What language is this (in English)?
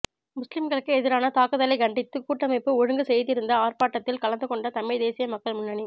Tamil